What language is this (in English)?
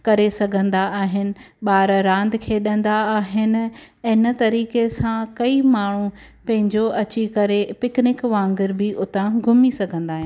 Sindhi